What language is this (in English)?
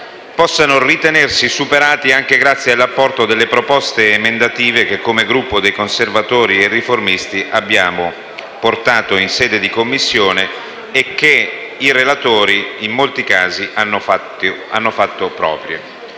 Italian